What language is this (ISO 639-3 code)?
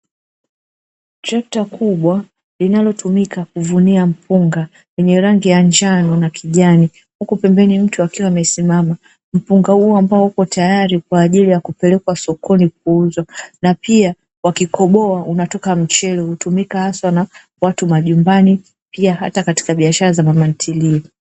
swa